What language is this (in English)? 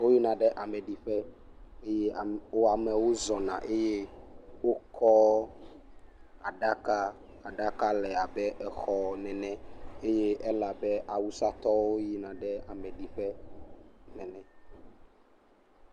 Ewe